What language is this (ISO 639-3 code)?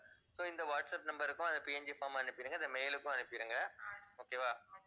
tam